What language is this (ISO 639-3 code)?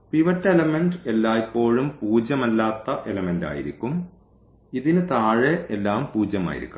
mal